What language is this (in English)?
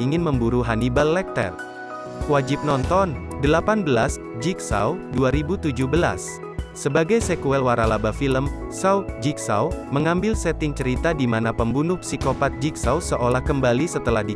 Indonesian